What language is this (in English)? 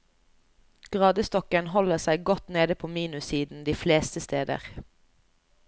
Norwegian